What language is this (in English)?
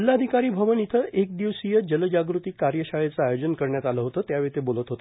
Marathi